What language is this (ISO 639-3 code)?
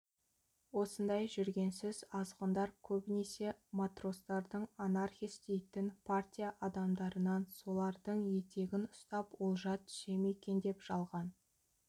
kaz